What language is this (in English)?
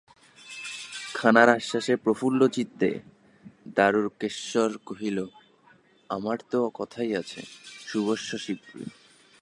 Bangla